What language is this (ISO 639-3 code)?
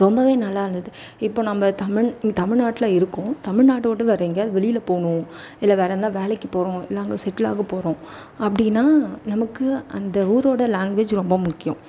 tam